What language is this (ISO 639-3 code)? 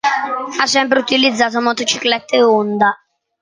ita